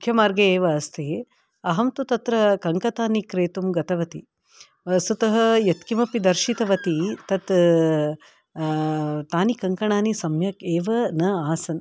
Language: Sanskrit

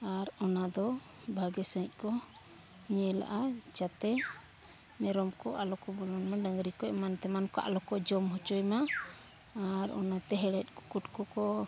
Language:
Santali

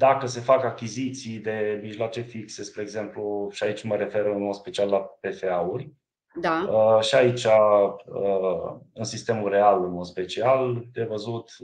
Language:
Romanian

